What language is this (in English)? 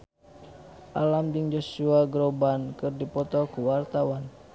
Sundanese